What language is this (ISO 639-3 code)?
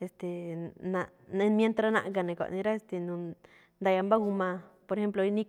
tcf